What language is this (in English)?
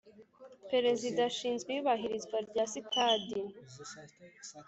Kinyarwanda